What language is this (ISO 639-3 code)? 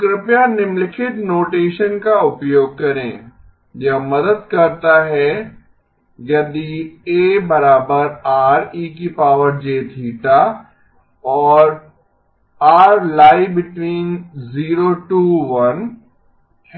hin